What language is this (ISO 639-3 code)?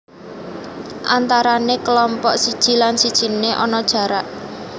jav